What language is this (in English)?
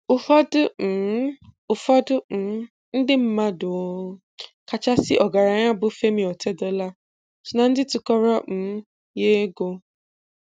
Igbo